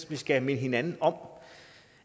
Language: Danish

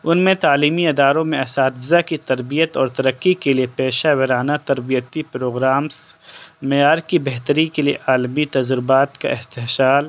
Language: Urdu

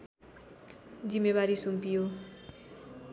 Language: Nepali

